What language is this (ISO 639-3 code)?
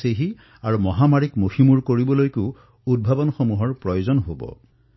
asm